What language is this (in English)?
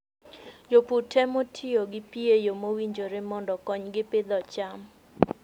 Luo (Kenya and Tanzania)